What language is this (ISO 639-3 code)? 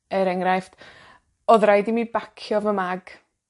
cym